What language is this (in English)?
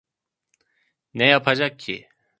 Turkish